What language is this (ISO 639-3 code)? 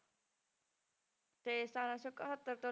pan